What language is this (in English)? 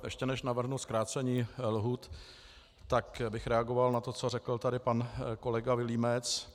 Czech